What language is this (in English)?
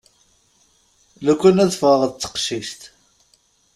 Kabyle